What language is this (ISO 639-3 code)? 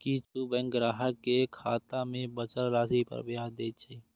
mai